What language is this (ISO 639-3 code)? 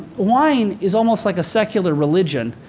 eng